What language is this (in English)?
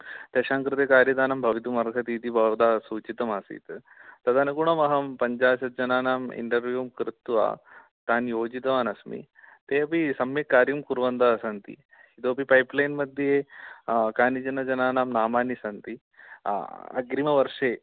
Sanskrit